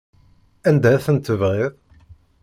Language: Kabyle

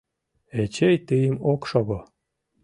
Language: Mari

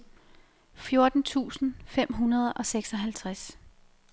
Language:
Danish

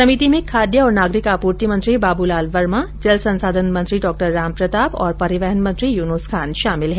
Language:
Hindi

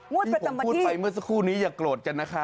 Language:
Thai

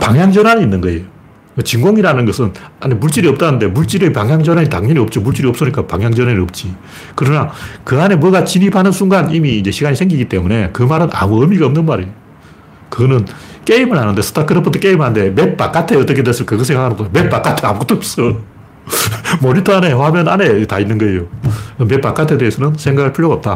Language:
Korean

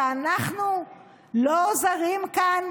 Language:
Hebrew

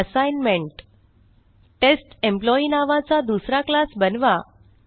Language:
Marathi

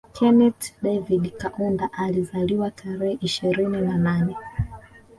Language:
Swahili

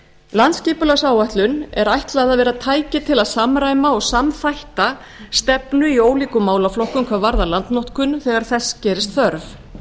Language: Icelandic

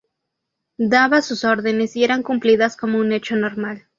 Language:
Spanish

